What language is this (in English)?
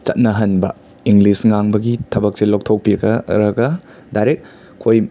Manipuri